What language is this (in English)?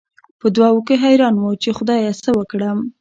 Pashto